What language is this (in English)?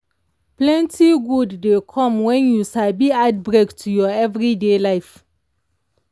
Nigerian Pidgin